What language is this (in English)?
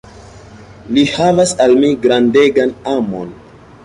Esperanto